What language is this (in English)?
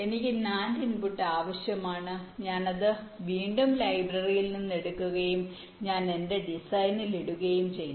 Malayalam